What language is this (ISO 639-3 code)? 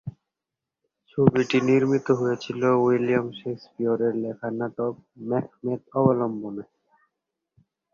ben